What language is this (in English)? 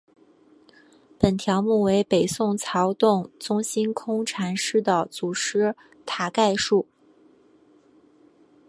Chinese